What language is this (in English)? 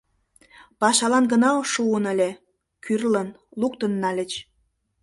Mari